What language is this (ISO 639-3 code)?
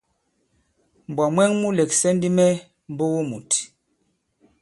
abb